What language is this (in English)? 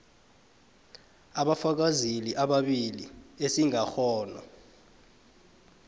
South Ndebele